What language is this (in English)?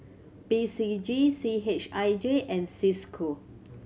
English